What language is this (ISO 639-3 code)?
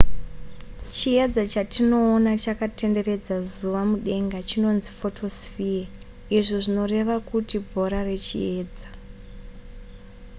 sna